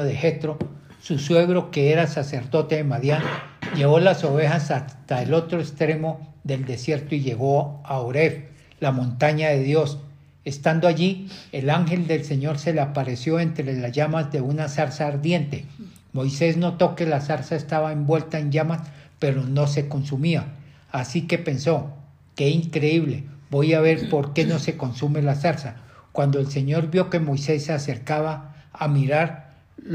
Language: Spanish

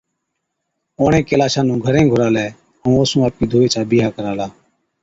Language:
Od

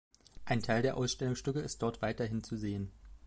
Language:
German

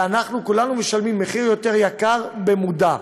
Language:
Hebrew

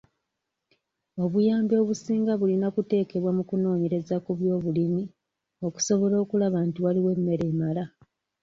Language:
Ganda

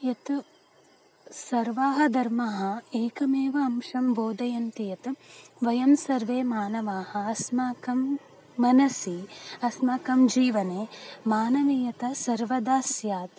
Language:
Sanskrit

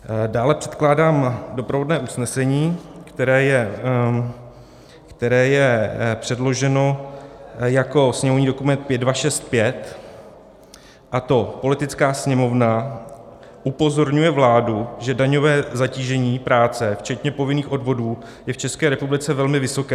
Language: Czech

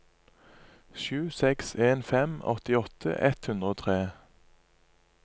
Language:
Norwegian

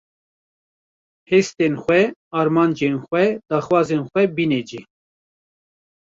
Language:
Kurdish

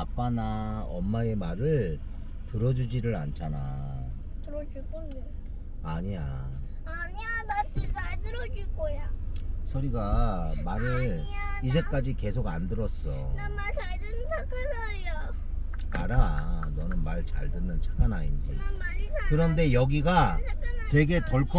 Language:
Korean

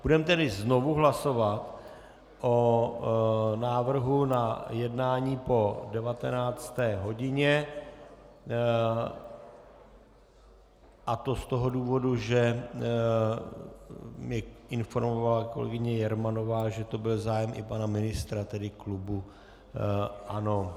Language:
Czech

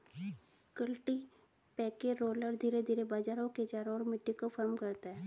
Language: Hindi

